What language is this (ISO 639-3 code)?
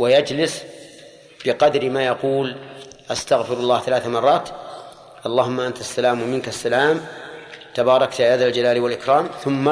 ara